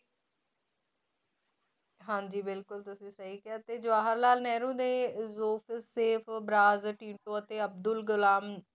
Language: Punjabi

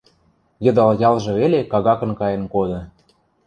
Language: Western Mari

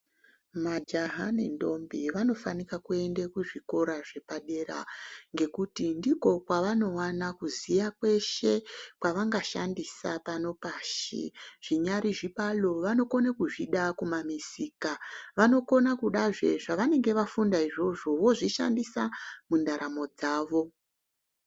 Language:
Ndau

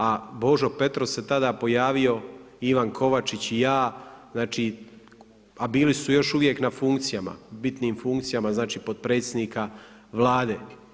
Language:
Croatian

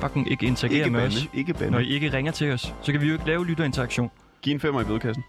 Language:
Danish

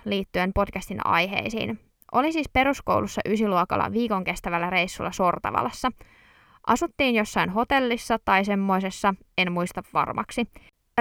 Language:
Finnish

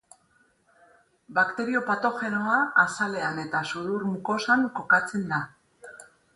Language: Basque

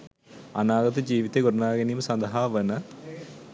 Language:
Sinhala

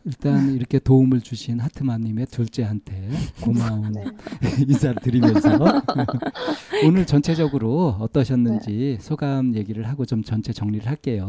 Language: Korean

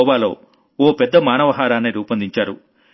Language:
Telugu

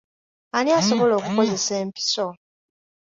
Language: Ganda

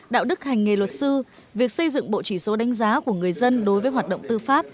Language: Vietnamese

